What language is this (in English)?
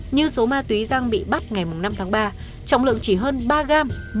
Vietnamese